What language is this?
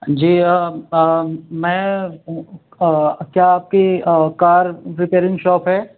Urdu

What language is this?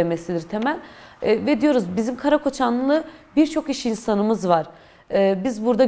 Turkish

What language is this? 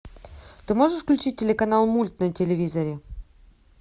Russian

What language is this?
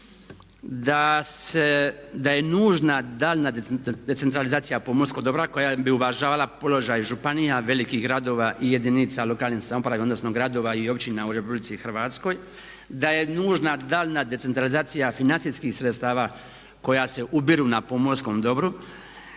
Croatian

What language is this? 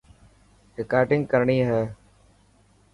Dhatki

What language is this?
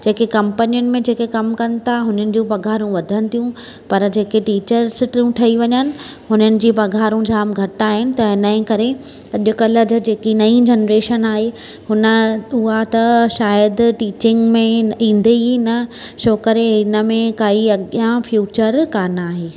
Sindhi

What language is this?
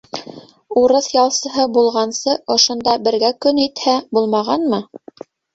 Bashkir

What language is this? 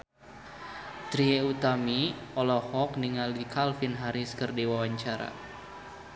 Sundanese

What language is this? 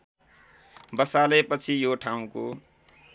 Nepali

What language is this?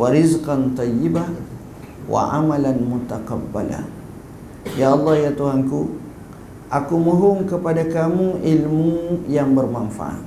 Malay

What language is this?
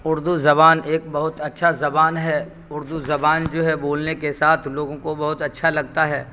Urdu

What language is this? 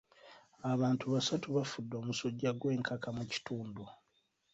Ganda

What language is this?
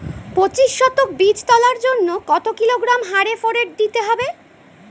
Bangla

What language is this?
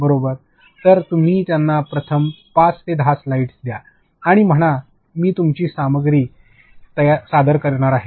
Marathi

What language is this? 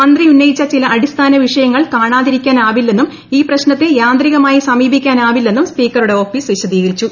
Malayalam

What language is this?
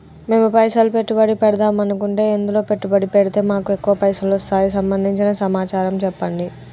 Telugu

